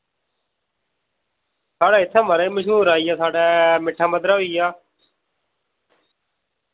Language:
Dogri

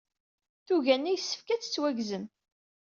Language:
Kabyle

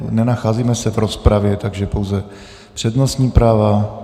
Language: Czech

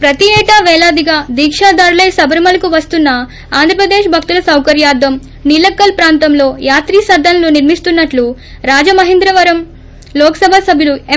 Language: Telugu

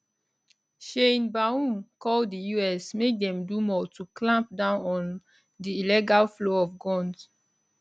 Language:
Nigerian Pidgin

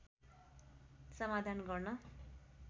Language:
Nepali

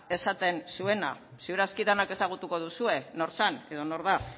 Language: Basque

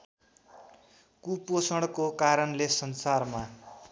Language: Nepali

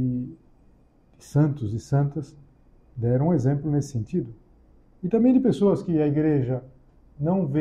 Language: Portuguese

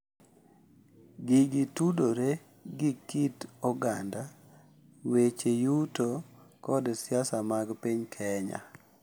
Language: Luo (Kenya and Tanzania)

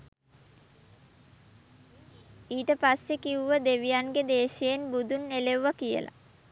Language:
Sinhala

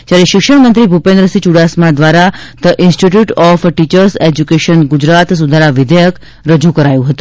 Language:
Gujarati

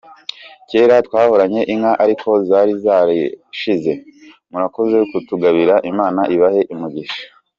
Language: Kinyarwanda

